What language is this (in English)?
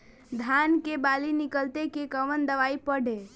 Bhojpuri